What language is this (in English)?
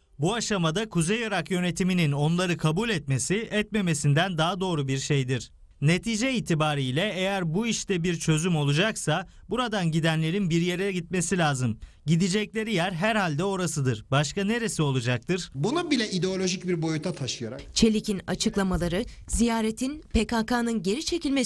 Turkish